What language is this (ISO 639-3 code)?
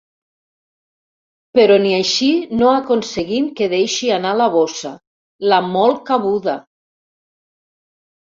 cat